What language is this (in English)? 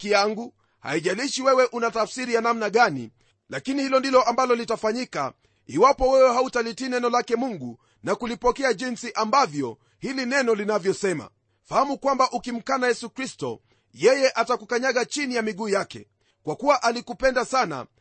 Swahili